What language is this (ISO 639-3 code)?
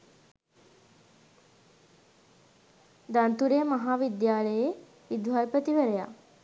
sin